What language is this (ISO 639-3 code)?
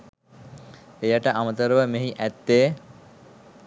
sin